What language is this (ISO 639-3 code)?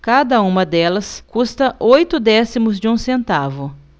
por